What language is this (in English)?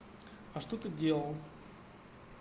Russian